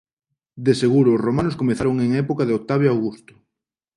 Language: Galician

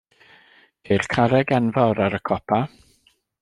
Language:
Welsh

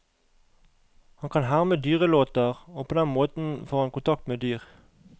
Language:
Norwegian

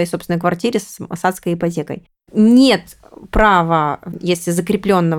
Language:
Russian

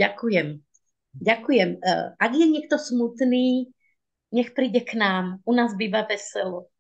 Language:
Slovak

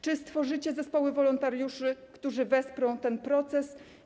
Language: Polish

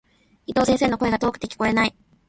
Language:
Japanese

